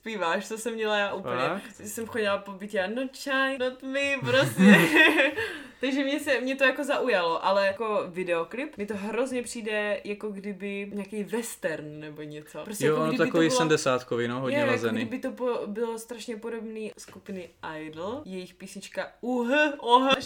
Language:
Czech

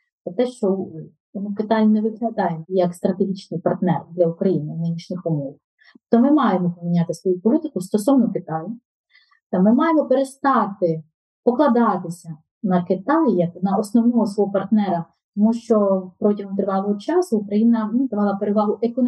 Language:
Ukrainian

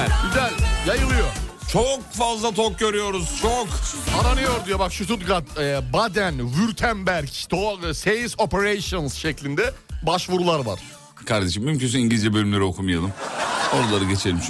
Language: Turkish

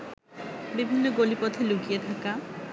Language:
Bangla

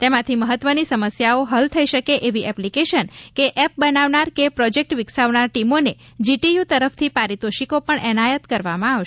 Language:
Gujarati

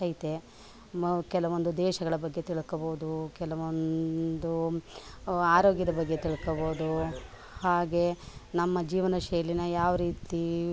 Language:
Kannada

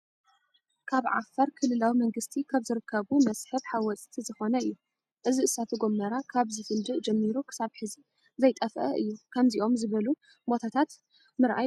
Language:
Tigrinya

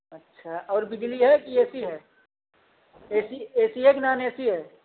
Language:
Hindi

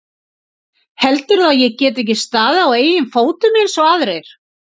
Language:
Icelandic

